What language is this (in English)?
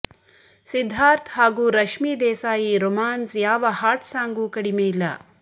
Kannada